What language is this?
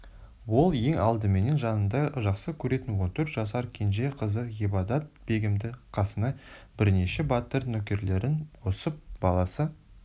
Kazakh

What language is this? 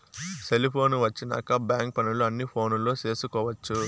Telugu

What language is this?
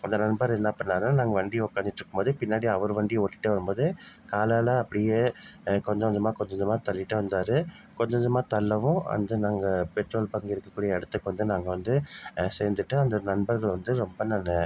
Tamil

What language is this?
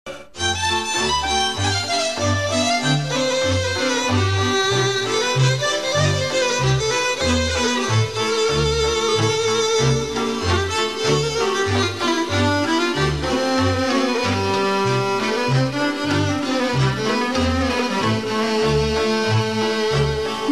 Romanian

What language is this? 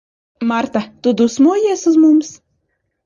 Latvian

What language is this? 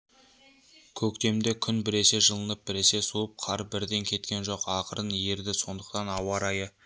Kazakh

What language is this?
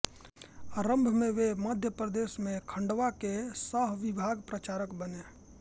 Hindi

